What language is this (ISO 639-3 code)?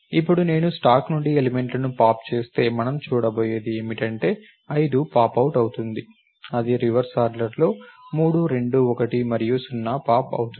tel